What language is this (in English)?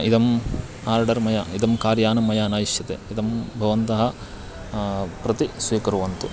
Sanskrit